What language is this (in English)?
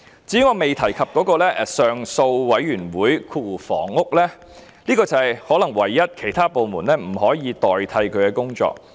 Cantonese